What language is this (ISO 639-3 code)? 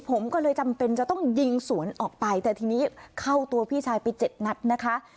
tha